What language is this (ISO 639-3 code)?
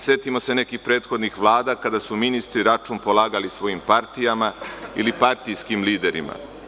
srp